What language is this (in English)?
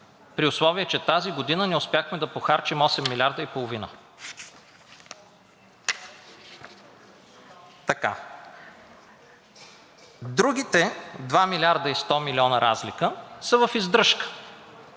Bulgarian